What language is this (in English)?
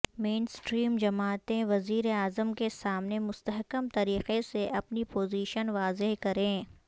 Urdu